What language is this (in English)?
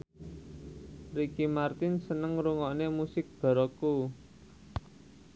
Javanese